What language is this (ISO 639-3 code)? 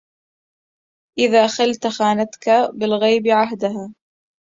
ara